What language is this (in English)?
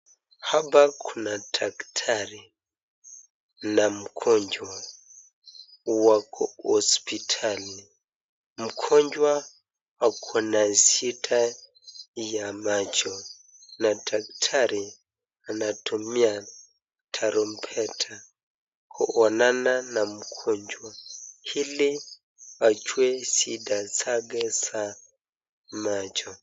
Swahili